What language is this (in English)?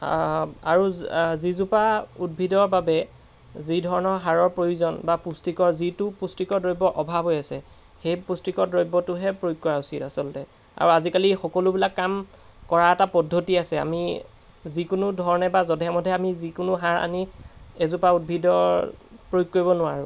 Assamese